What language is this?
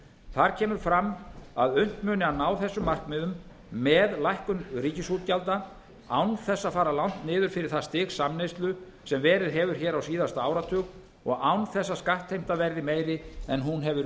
Icelandic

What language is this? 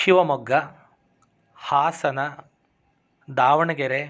Sanskrit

